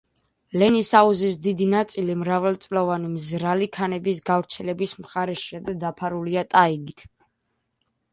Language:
Georgian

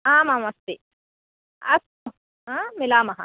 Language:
Sanskrit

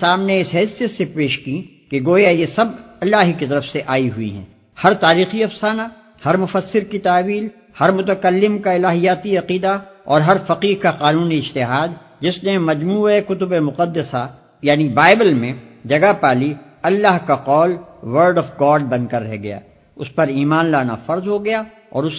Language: Urdu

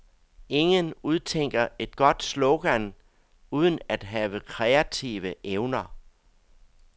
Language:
Danish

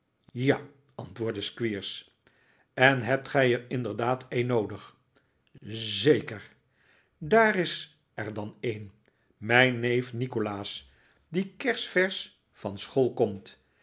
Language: Dutch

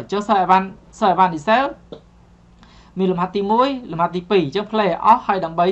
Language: Vietnamese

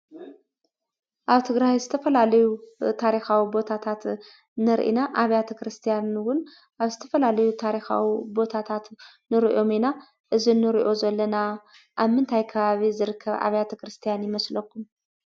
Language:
Tigrinya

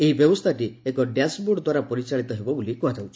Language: Odia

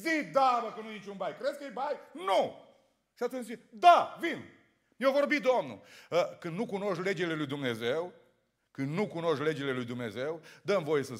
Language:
Romanian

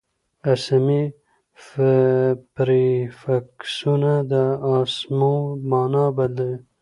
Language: Pashto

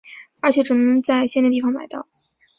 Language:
Chinese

